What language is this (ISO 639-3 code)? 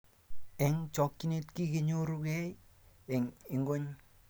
kln